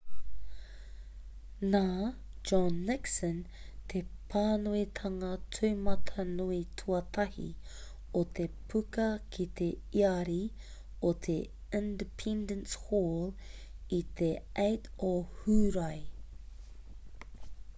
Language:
Māori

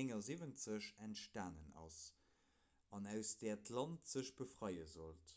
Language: Luxembourgish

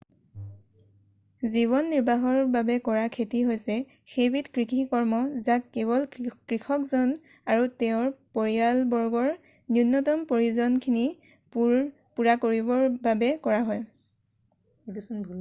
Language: Assamese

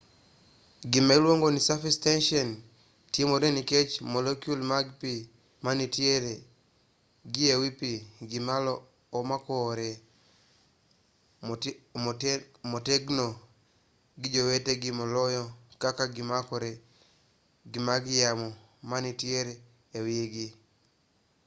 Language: Luo (Kenya and Tanzania)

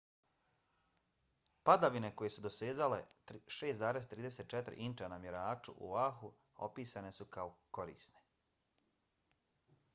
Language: Bosnian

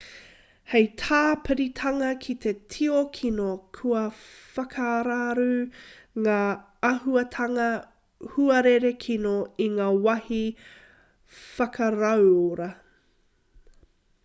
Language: Māori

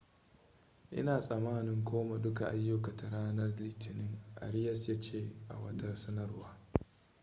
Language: Hausa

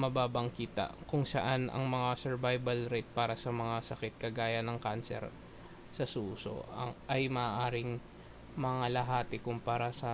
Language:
Filipino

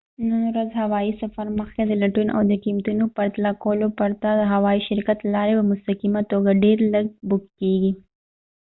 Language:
Pashto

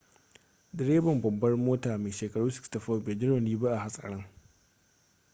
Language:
Hausa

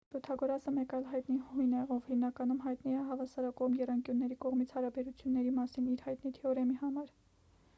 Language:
Armenian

